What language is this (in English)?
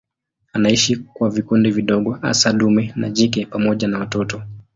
Swahili